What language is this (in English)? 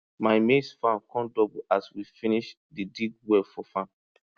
Nigerian Pidgin